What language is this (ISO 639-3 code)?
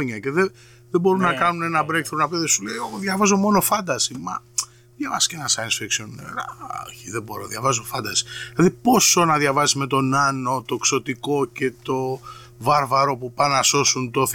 ell